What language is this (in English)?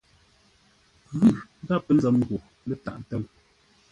Ngombale